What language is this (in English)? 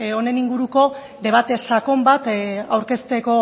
Basque